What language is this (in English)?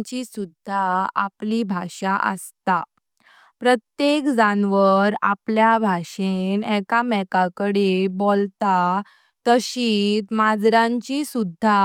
Konkani